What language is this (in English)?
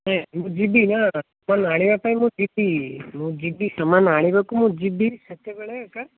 Odia